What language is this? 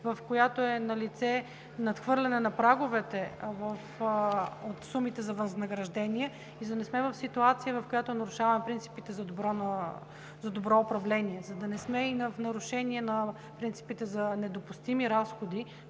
Bulgarian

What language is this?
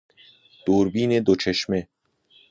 Persian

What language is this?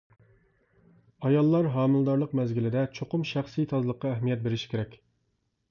Uyghur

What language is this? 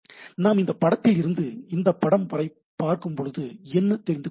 Tamil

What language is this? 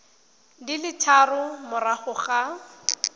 Tswana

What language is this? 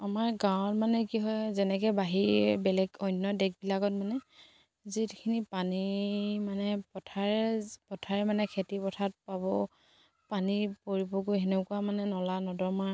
Assamese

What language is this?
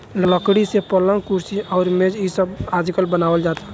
Bhojpuri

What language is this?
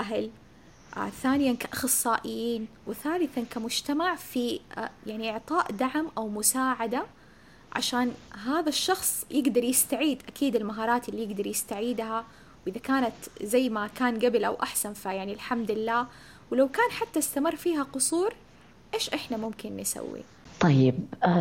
Arabic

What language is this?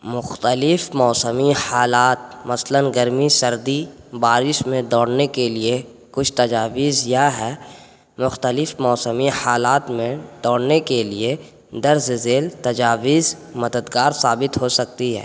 Urdu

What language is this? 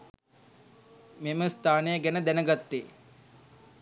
Sinhala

